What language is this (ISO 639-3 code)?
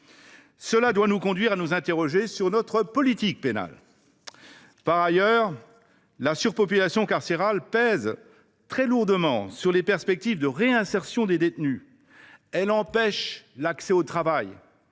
fra